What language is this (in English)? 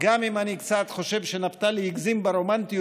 Hebrew